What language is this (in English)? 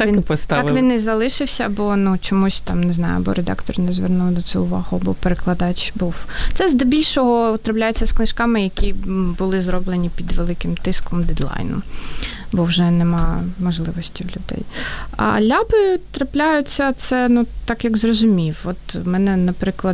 Ukrainian